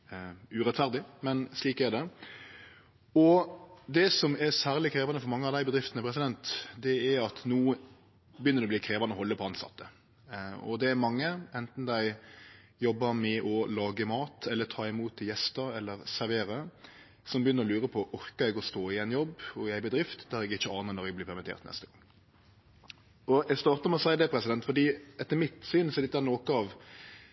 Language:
Norwegian Nynorsk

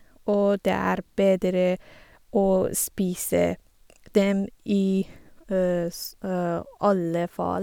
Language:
Norwegian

